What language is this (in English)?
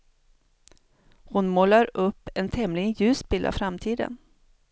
Swedish